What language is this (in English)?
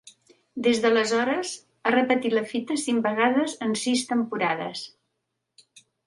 Catalan